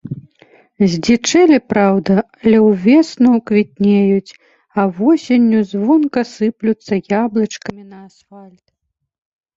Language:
Belarusian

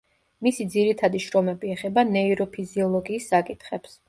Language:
Georgian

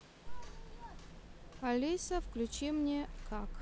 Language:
Russian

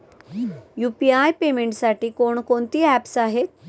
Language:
Marathi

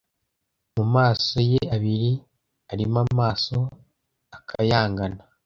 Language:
Kinyarwanda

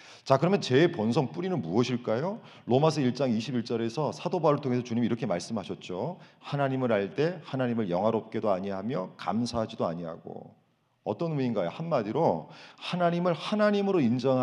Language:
Korean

